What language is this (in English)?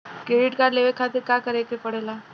Bhojpuri